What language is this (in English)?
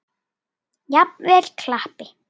Icelandic